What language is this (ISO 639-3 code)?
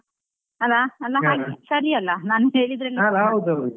kan